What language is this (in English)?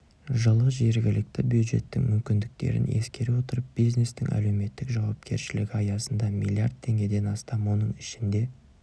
Kazakh